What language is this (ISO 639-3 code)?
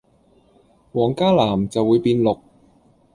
yue